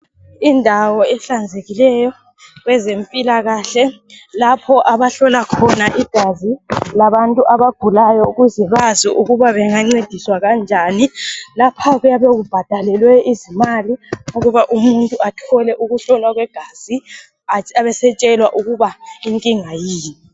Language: North Ndebele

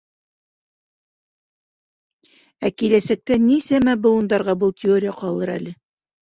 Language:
Bashkir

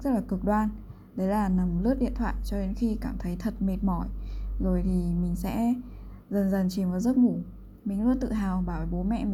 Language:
Vietnamese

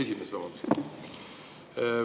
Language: Estonian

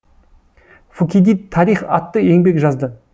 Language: Kazakh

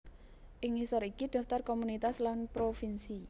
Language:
Javanese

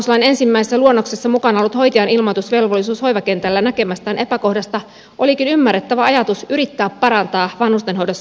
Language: Finnish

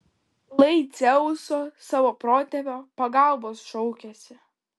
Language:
Lithuanian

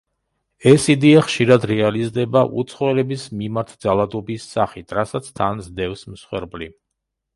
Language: Georgian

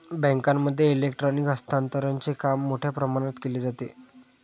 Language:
Marathi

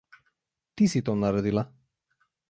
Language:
Slovenian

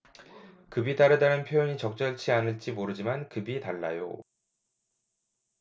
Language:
Korean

